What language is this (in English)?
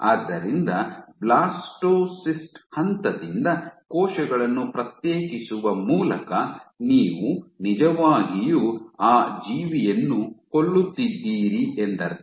Kannada